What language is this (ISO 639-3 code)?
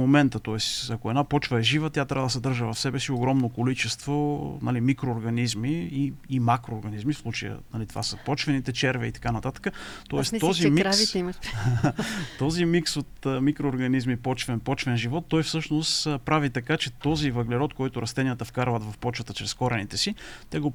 bul